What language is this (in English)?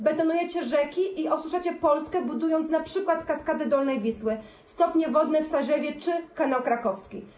Polish